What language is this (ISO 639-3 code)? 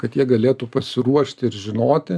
lit